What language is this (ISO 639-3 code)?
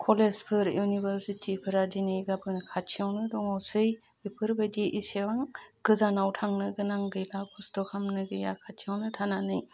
brx